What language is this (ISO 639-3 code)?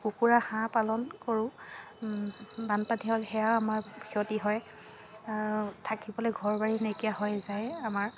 asm